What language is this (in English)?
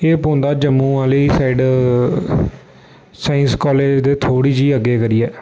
Dogri